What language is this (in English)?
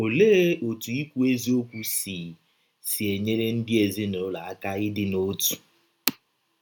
Igbo